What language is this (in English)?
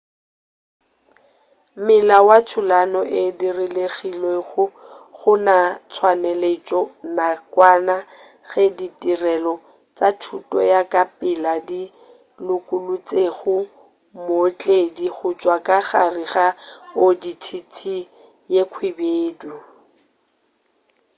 Northern Sotho